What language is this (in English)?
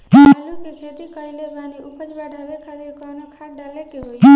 Bhojpuri